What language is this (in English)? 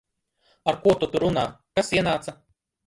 Latvian